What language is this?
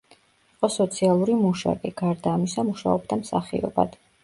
Georgian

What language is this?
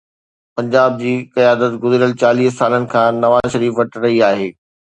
Sindhi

